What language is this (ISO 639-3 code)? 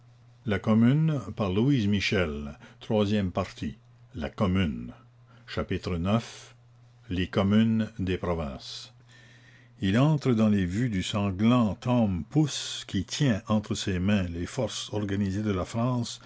fra